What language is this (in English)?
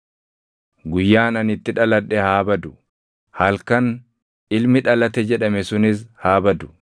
Oromo